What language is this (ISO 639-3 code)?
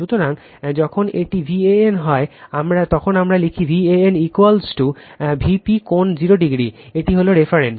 ben